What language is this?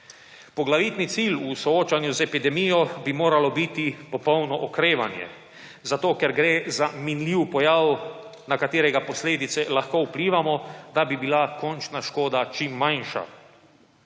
Slovenian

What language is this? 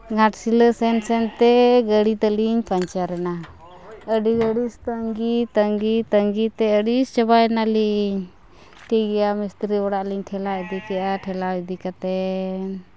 Santali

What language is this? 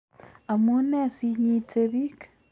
Kalenjin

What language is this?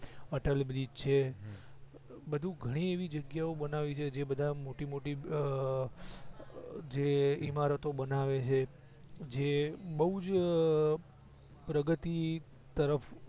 Gujarati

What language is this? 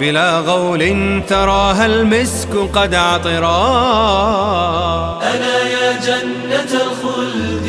Arabic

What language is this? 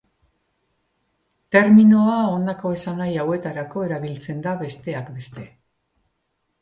Basque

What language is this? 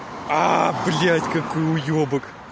Russian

